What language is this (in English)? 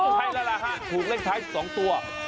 Thai